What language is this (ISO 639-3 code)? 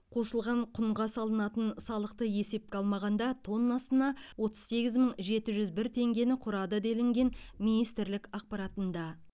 kaz